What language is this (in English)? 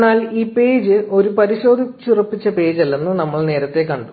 Malayalam